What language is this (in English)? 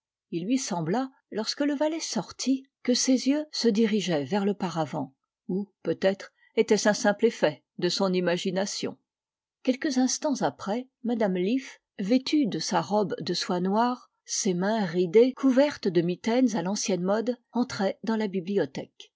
French